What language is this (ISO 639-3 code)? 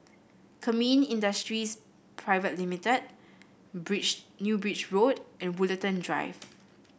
eng